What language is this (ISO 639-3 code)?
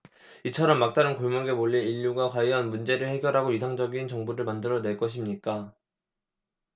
kor